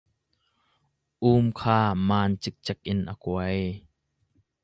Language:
Hakha Chin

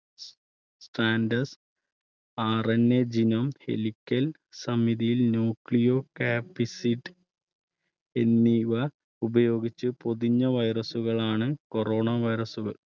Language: Malayalam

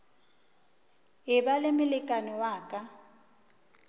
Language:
Northern Sotho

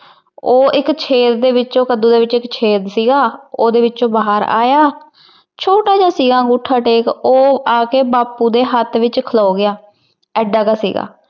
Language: Punjabi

